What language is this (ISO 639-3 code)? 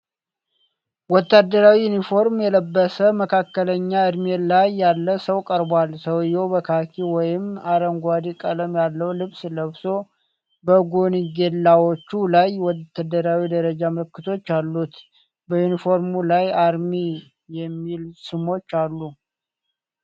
amh